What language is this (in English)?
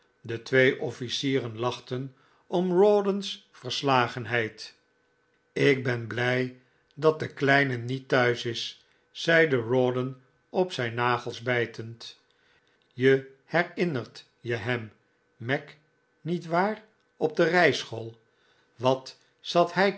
Dutch